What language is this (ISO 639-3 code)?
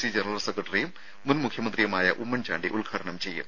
mal